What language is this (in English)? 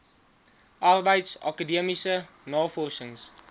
Afrikaans